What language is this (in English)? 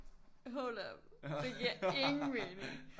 Danish